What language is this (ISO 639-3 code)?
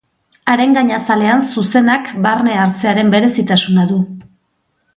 eus